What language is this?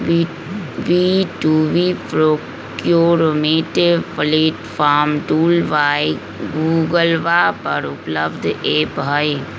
Magahi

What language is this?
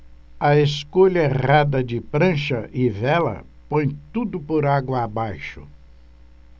Portuguese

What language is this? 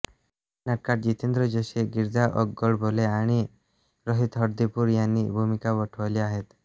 Marathi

